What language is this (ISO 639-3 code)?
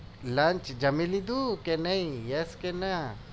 guj